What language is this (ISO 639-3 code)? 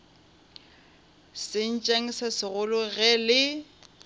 nso